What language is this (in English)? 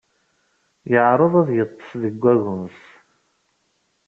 Kabyle